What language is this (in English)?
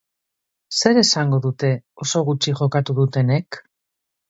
Basque